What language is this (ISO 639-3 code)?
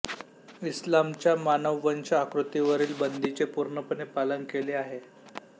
mar